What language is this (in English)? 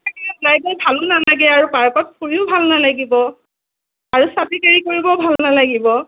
Assamese